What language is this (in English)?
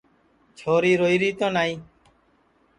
Sansi